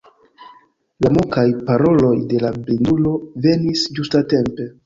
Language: Esperanto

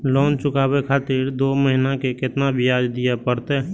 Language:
Maithili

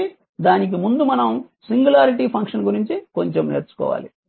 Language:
Telugu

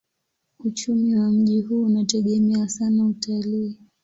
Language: Swahili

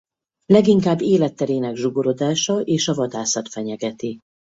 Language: Hungarian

